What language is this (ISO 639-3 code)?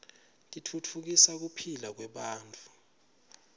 ssw